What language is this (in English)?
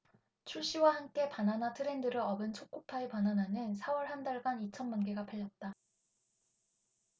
Korean